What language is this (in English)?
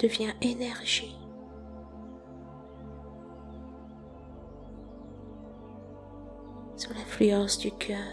French